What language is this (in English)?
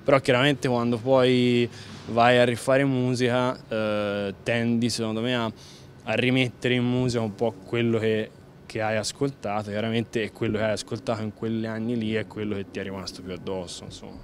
Italian